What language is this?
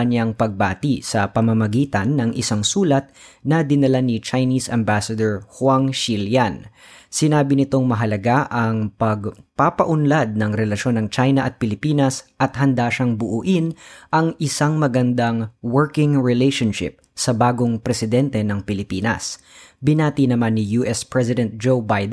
Filipino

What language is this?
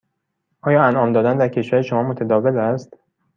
Persian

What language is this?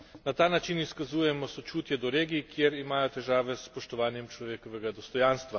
Slovenian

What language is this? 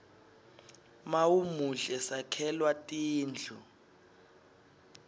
Swati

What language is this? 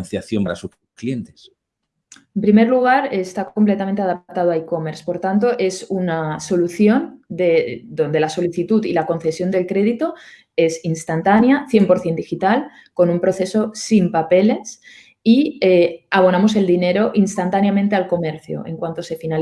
Spanish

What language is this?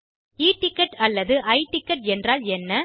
Tamil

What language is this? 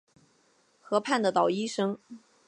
Chinese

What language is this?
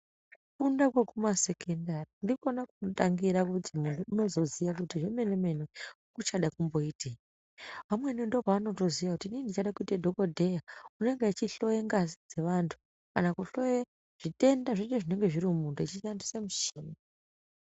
Ndau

